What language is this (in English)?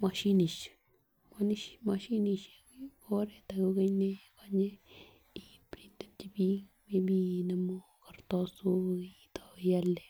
Kalenjin